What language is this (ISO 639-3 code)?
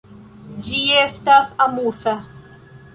epo